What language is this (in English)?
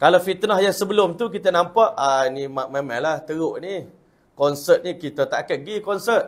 Malay